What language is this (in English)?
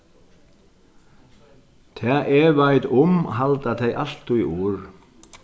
Faroese